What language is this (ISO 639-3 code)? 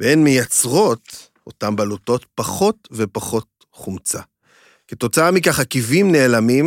heb